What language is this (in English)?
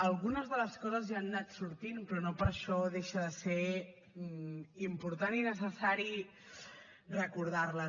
Catalan